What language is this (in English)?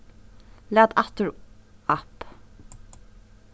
Faroese